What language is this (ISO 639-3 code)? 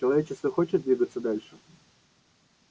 rus